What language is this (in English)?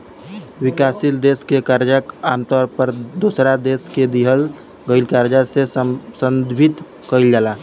Bhojpuri